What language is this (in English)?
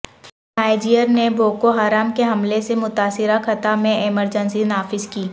Urdu